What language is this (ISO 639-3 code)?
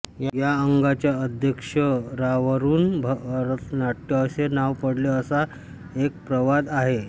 mar